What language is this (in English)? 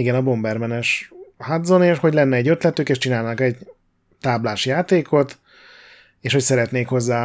Hungarian